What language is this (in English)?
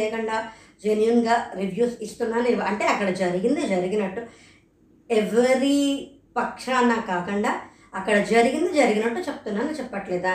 Telugu